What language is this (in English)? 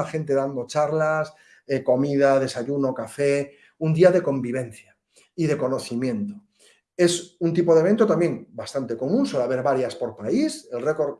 Spanish